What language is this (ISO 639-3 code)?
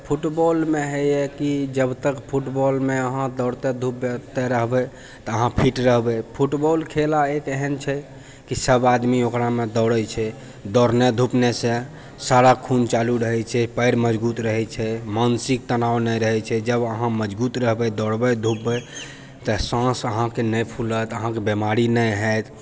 mai